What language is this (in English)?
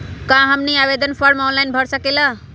Magahi